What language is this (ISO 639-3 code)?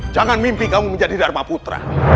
ind